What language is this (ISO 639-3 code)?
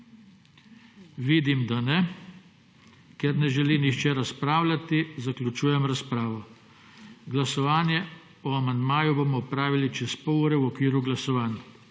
slv